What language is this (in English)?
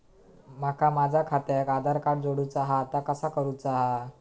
Marathi